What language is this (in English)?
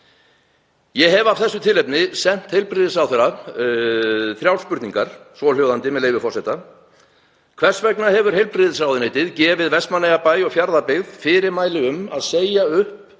Icelandic